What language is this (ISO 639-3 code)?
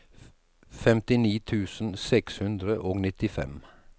nor